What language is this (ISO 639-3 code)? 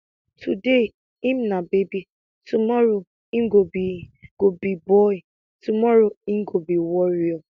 pcm